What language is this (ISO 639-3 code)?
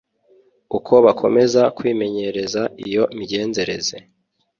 kin